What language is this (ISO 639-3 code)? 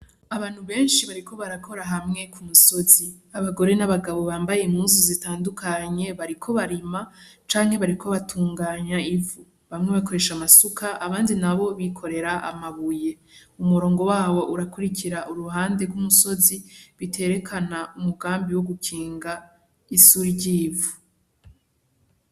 run